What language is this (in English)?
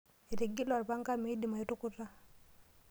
Masai